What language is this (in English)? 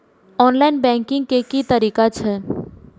Maithili